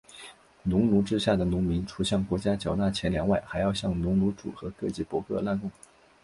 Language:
Chinese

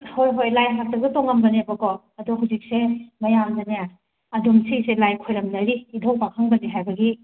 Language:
Manipuri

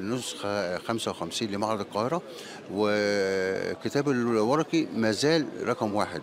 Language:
Arabic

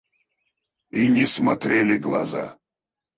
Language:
Russian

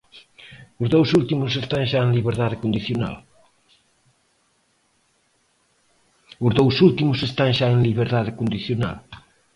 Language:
Galician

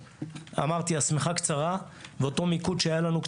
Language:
Hebrew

